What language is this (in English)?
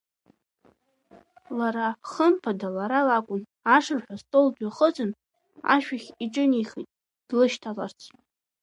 Abkhazian